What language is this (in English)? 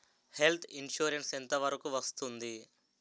Telugu